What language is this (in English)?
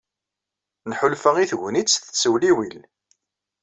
Kabyle